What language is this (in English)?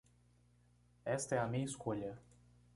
Portuguese